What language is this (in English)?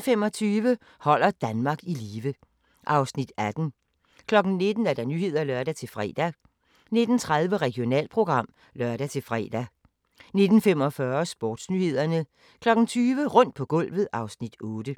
Danish